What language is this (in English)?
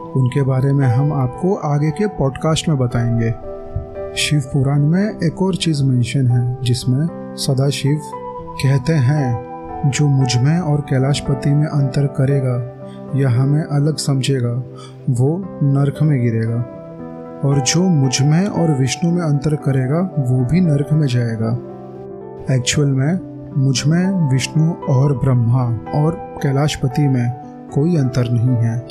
Hindi